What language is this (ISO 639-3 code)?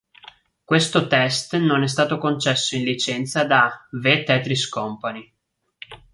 ita